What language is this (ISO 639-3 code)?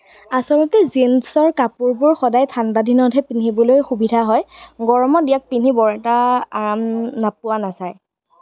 asm